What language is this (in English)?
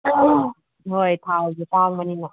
Manipuri